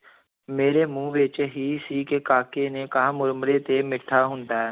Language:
Punjabi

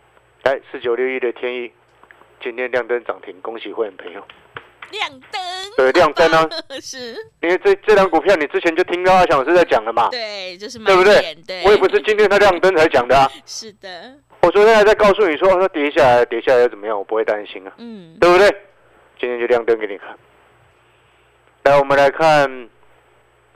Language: Chinese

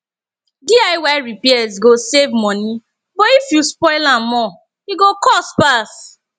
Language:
Nigerian Pidgin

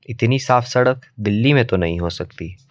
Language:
Hindi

